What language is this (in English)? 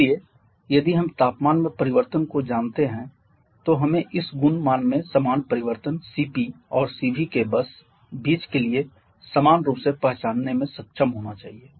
Hindi